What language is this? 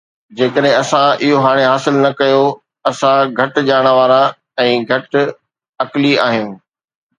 Sindhi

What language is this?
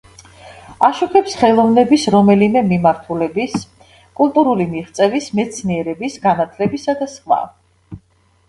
Georgian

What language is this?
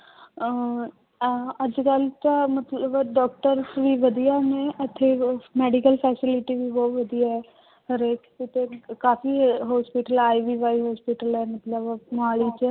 Punjabi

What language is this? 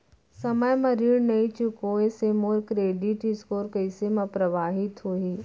Chhattisgarhi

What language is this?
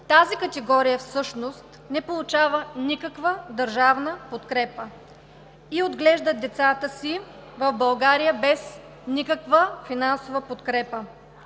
Bulgarian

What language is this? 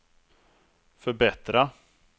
Swedish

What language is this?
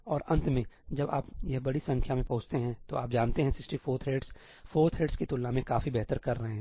Hindi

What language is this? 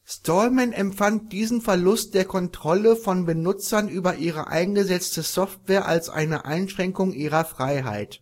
German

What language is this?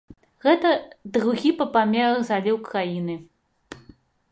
Belarusian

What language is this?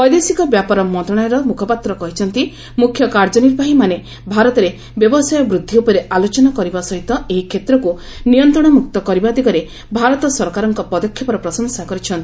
Odia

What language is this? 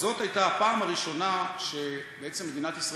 Hebrew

